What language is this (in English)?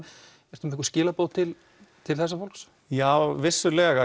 Icelandic